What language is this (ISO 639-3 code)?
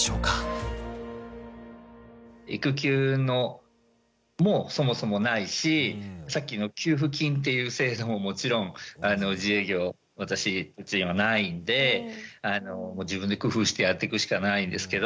jpn